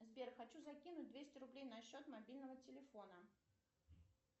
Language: Russian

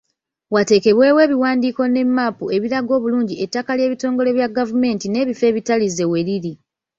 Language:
Ganda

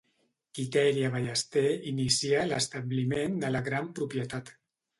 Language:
Catalan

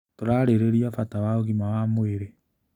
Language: Kikuyu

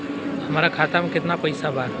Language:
Bhojpuri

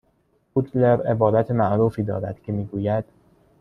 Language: Persian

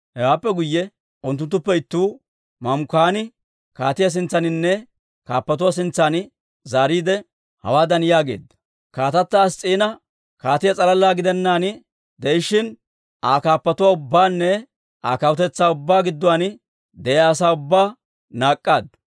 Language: Dawro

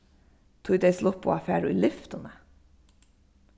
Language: Faroese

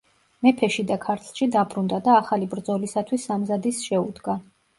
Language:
Georgian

